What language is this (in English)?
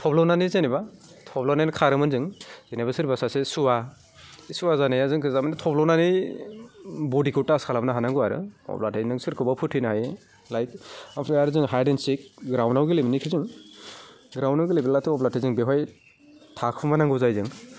Bodo